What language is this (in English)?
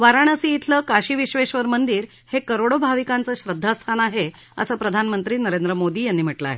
Marathi